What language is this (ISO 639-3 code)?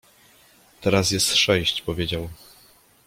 pol